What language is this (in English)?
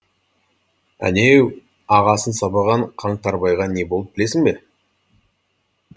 Kazakh